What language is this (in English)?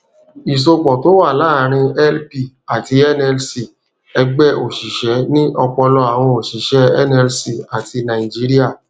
Yoruba